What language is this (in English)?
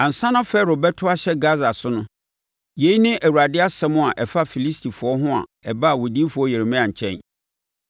Akan